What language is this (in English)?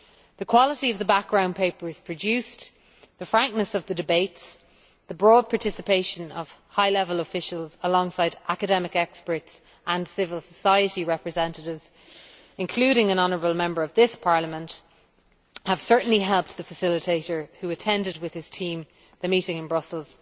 English